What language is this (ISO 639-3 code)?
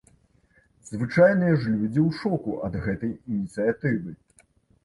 bel